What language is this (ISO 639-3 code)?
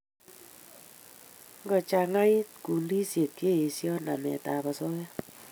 kln